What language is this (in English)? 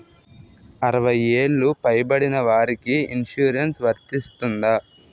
Telugu